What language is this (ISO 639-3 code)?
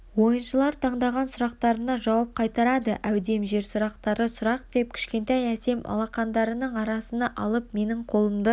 kaz